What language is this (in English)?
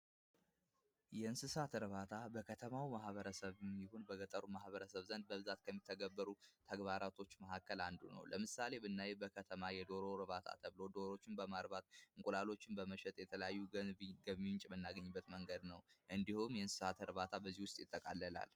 Amharic